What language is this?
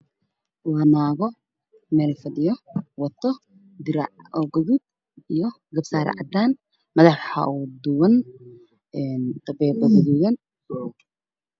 Somali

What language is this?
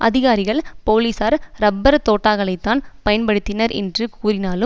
Tamil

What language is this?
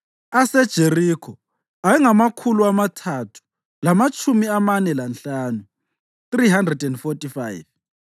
North Ndebele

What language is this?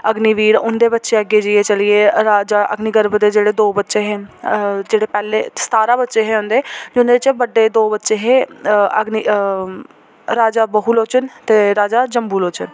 Dogri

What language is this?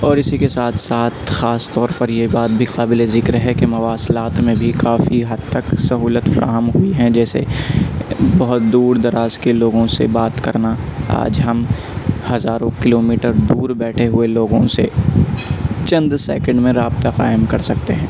Urdu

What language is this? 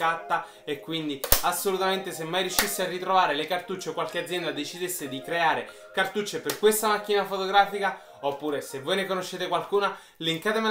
Italian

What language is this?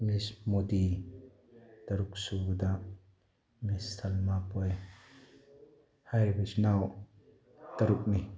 Manipuri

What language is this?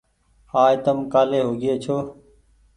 Goaria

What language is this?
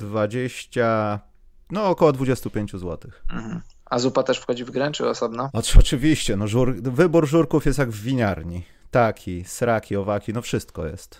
Polish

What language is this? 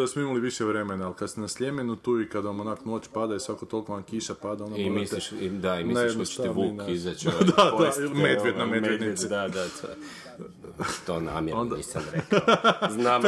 Croatian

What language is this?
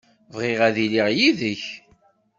Kabyle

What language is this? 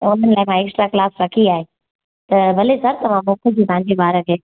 Sindhi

